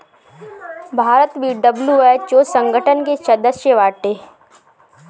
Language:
Bhojpuri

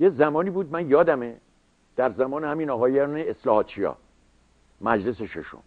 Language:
Persian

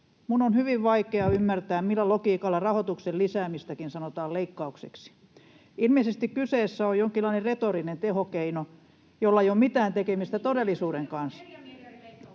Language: Finnish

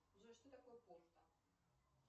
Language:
Russian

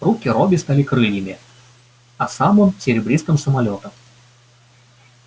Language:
Russian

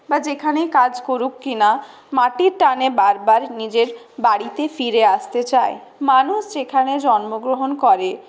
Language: Bangla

